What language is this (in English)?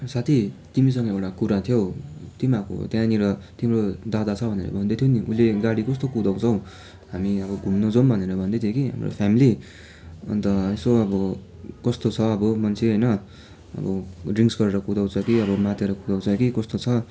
Nepali